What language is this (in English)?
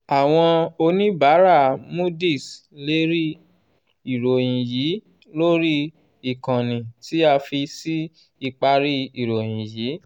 Yoruba